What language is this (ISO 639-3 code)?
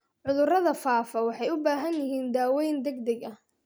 som